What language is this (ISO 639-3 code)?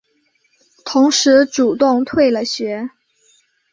zho